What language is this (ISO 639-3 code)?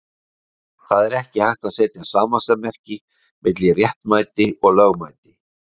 isl